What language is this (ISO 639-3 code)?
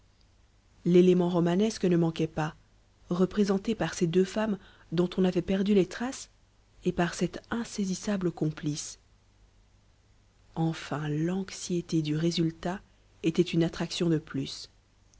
fra